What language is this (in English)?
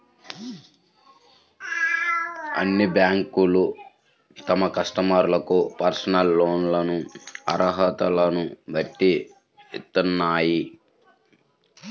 Telugu